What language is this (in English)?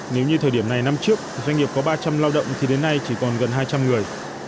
Vietnamese